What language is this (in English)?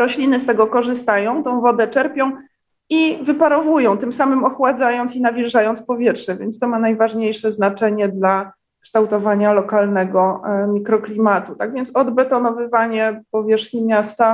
Polish